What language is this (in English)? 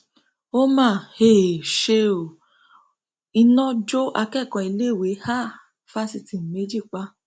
Yoruba